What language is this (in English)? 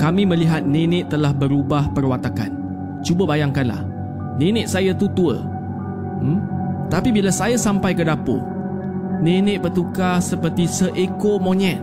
Malay